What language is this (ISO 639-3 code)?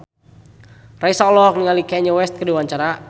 sun